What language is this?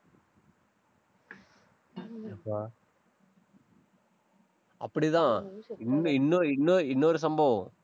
Tamil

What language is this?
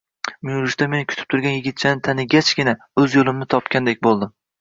Uzbek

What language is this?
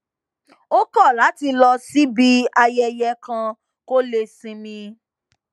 Yoruba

